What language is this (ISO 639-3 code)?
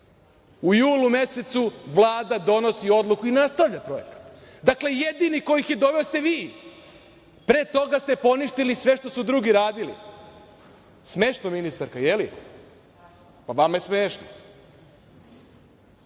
srp